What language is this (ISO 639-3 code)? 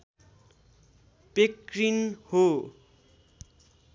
nep